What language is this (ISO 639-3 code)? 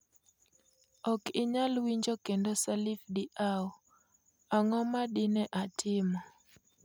luo